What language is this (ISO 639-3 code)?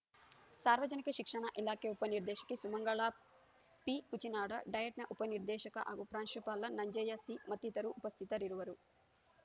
kan